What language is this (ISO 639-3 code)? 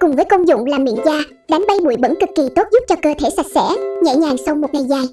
vie